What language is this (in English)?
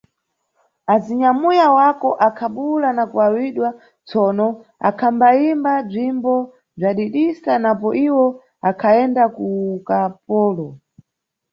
Nyungwe